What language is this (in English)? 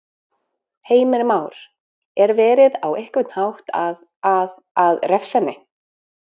Icelandic